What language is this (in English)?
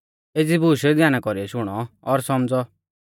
Mahasu Pahari